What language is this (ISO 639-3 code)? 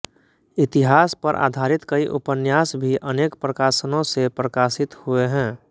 hin